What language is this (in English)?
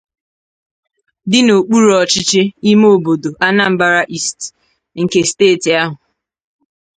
Igbo